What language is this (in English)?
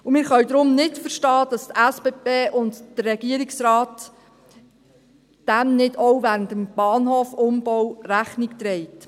Swiss German